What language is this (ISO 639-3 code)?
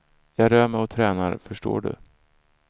swe